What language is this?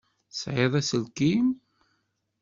Kabyle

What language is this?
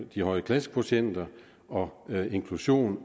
Danish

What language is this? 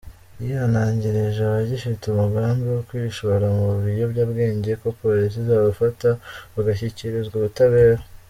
Kinyarwanda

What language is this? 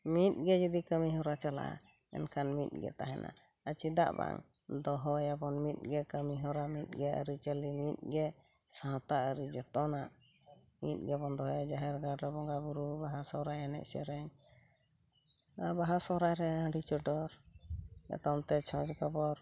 Santali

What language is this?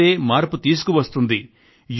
Telugu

